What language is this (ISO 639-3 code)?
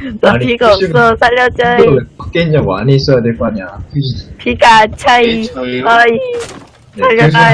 kor